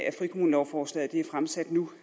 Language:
Danish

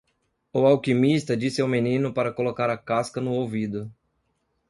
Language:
Portuguese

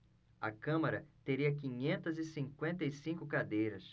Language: Portuguese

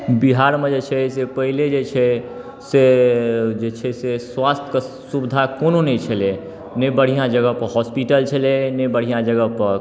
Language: Maithili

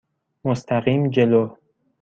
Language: Persian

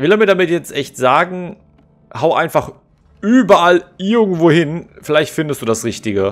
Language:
German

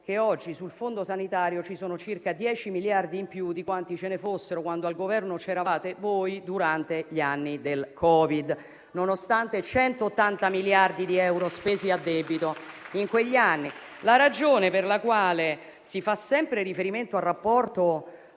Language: Italian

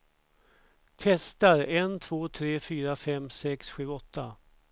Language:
Swedish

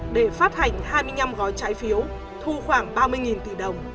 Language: Vietnamese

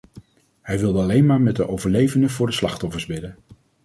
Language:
Dutch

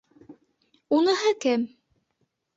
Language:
Bashkir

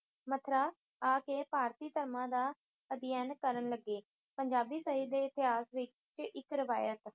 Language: Punjabi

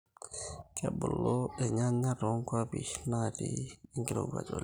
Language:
Masai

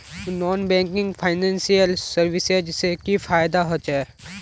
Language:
Magahi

